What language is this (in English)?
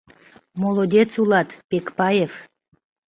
Mari